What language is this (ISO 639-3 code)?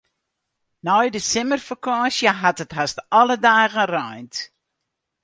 fry